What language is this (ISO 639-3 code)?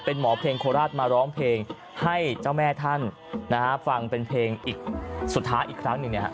tha